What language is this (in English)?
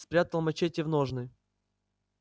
Russian